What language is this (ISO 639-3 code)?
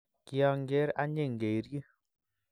kln